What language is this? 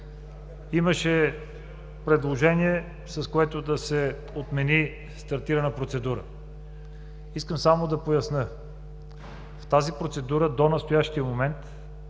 Bulgarian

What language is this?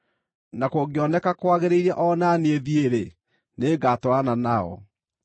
Kikuyu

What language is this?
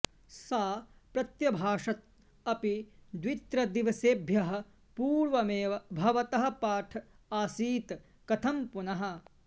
Sanskrit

